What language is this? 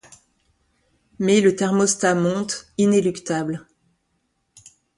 French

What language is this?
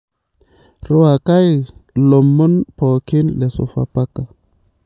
Masai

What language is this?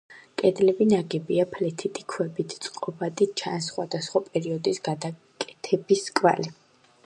Georgian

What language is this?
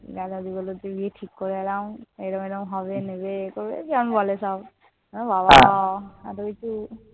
Bangla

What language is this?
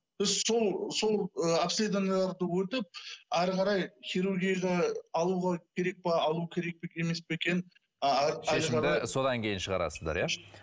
Kazakh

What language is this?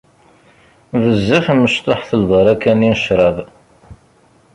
Kabyle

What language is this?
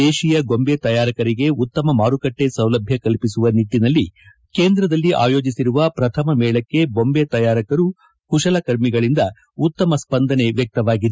Kannada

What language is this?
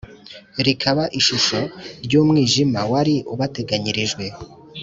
Kinyarwanda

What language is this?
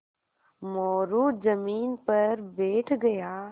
Hindi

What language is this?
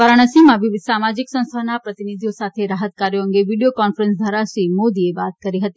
Gujarati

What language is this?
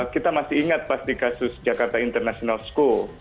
Indonesian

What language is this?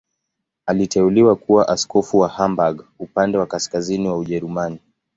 Swahili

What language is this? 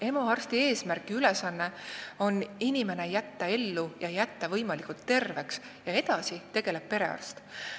Estonian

